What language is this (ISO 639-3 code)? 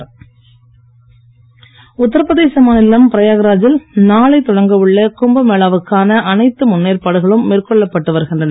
tam